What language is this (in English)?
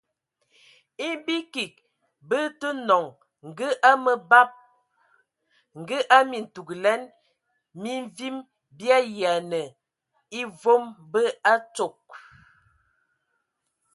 Ewondo